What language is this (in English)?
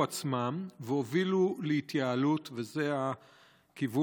Hebrew